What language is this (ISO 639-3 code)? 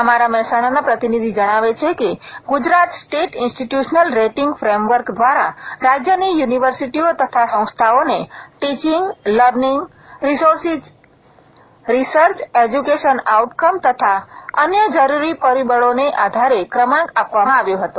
guj